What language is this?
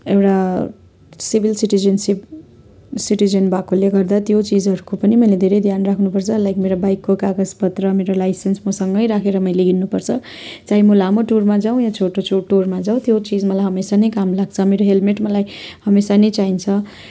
Nepali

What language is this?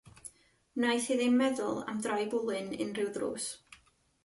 Welsh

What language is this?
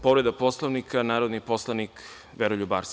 Serbian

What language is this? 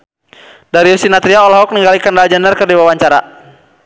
Sundanese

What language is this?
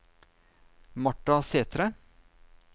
Norwegian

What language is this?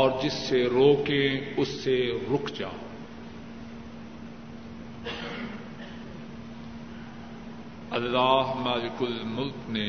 Urdu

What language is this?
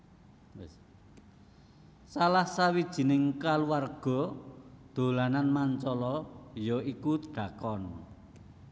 Javanese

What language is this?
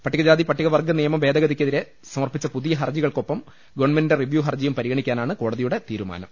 Malayalam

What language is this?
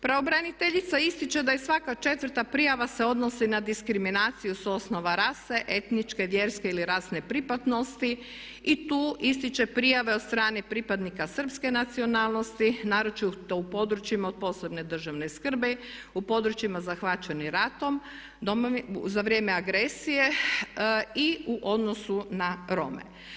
Croatian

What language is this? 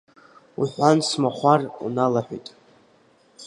Abkhazian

